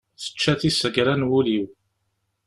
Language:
Kabyle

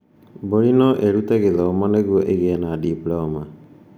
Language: Kikuyu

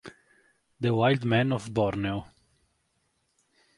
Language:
Italian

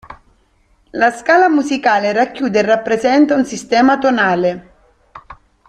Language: Italian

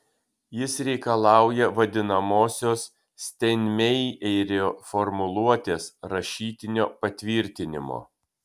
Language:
Lithuanian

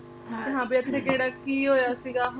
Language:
Punjabi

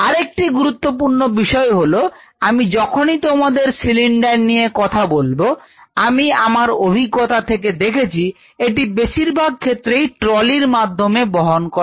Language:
Bangla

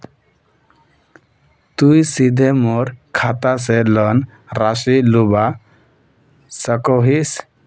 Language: Magahi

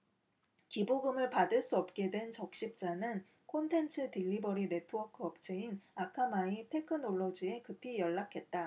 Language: Korean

